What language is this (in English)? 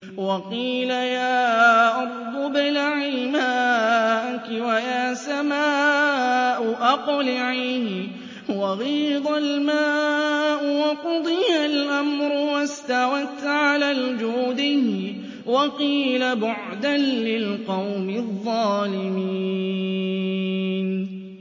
Arabic